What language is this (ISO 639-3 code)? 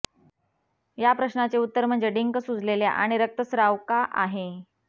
mar